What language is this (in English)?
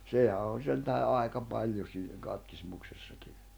Finnish